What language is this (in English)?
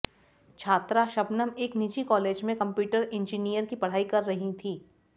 Hindi